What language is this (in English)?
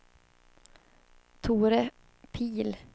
Swedish